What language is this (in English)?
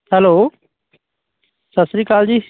Punjabi